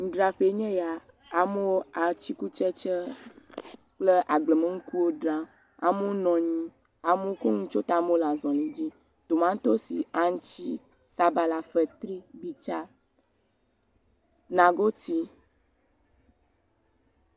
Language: Ewe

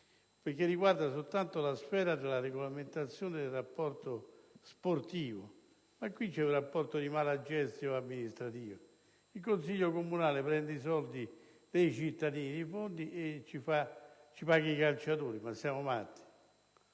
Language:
Italian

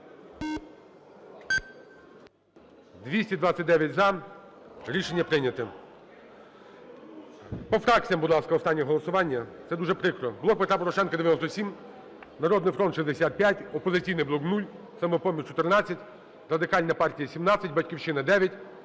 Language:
Ukrainian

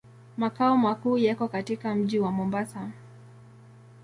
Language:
Swahili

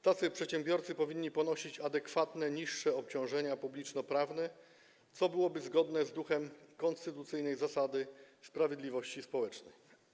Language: Polish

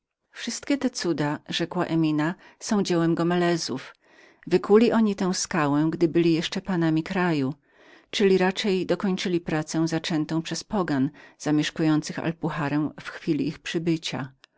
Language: Polish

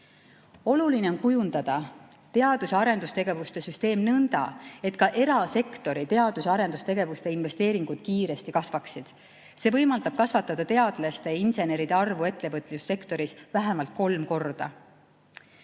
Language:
Estonian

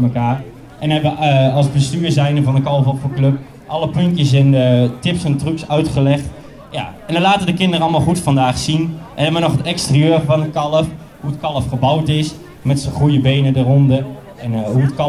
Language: Dutch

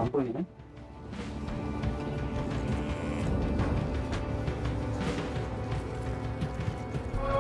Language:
Korean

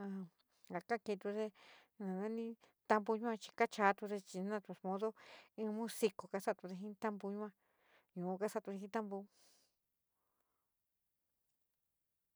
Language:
San Miguel El Grande Mixtec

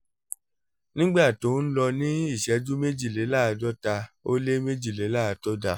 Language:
Yoruba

